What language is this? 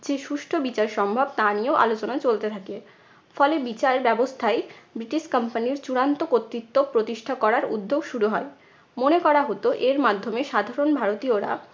Bangla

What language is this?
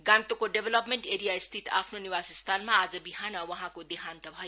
Nepali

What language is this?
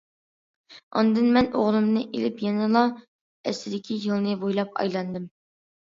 Uyghur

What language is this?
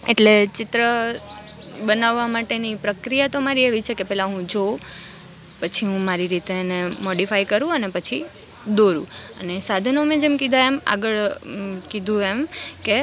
Gujarati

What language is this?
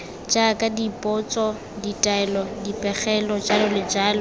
Tswana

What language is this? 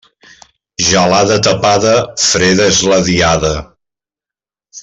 Catalan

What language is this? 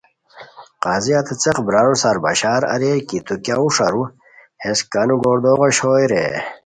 Khowar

